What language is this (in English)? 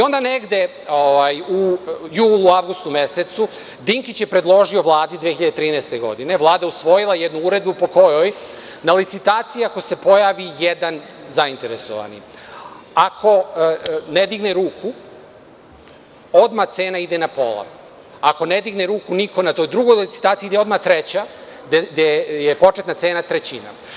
Serbian